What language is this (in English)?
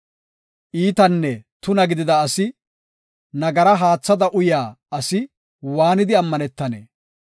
Gofa